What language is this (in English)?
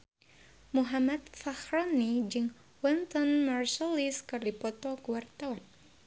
Sundanese